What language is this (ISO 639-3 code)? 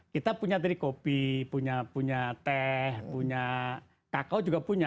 ind